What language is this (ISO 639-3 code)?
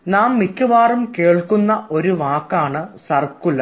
mal